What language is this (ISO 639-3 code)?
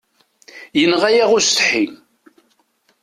kab